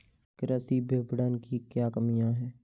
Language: Hindi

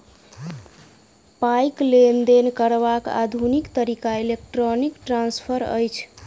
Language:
Maithili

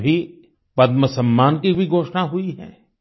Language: Hindi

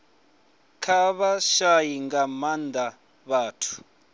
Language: Venda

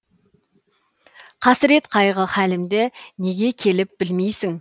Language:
Kazakh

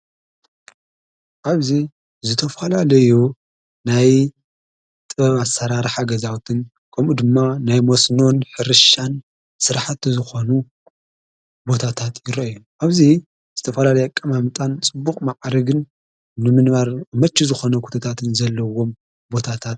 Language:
Tigrinya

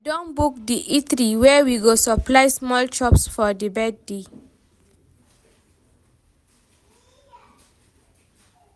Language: Nigerian Pidgin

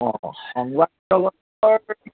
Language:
Assamese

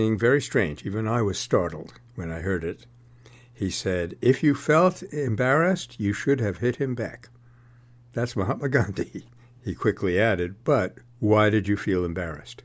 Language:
English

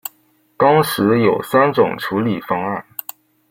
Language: Chinese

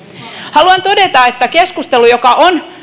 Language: Finnish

